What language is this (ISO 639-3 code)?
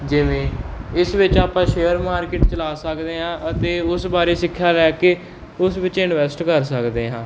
pan